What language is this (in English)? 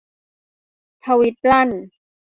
Thai